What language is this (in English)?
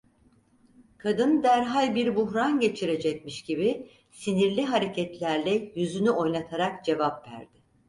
Turkish